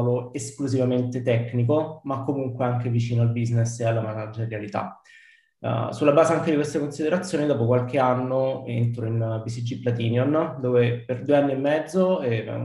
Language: Italian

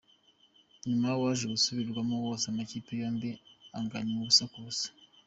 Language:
Kinyarwanda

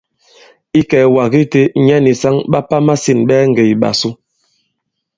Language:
Bankon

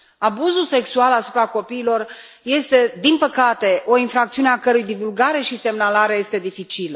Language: Romanian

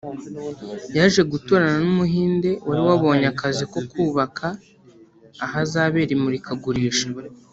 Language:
Kinyarwanda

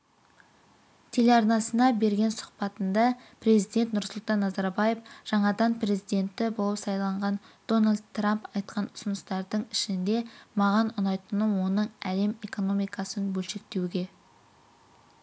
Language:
Kazakh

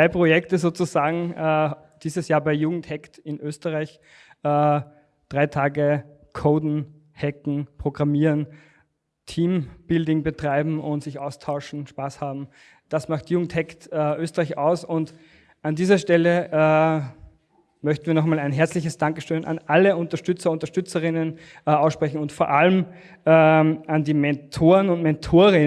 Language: German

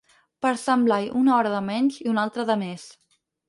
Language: Catalan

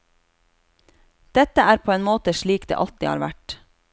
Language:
Norwegian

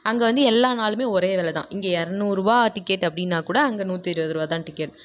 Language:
Tamil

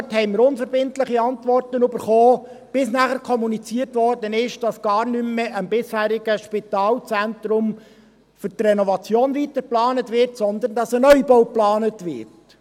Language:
Swiss German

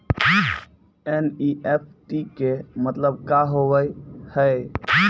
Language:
Maithili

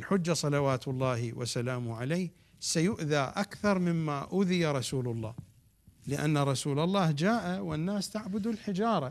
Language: Arabic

